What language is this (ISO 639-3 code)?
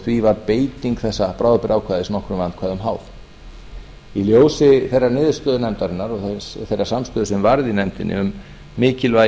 isl